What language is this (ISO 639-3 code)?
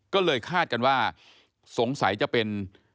tha